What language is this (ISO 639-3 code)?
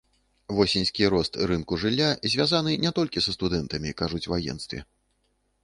bel